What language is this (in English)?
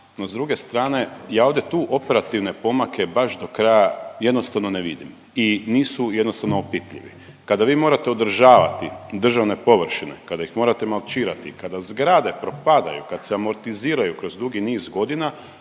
Croatian